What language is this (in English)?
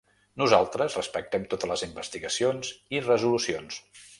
Catalan